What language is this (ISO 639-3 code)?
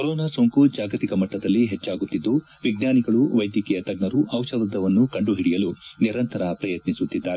kan